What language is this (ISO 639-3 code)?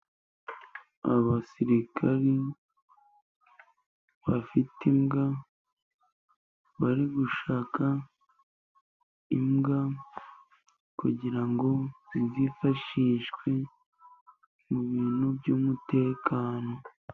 kin